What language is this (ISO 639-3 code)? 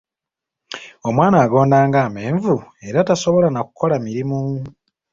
lug